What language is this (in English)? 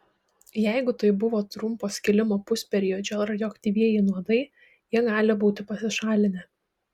Lithuanian